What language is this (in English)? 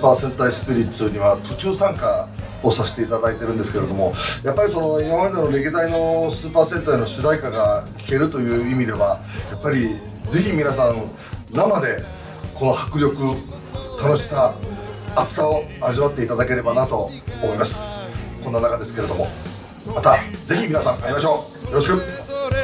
Japanese